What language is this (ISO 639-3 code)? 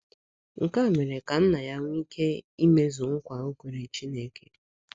ibo